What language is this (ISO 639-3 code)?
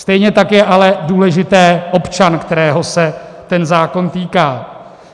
ces